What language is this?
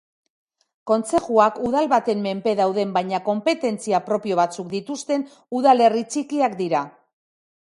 Basque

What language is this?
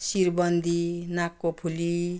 Nepali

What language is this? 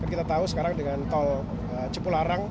Indonesian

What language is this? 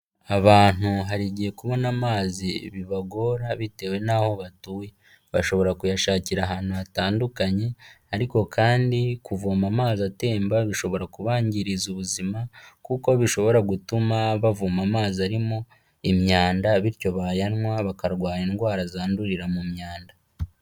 Kinyarwanda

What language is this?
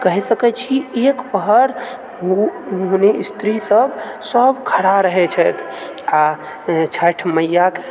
Maithili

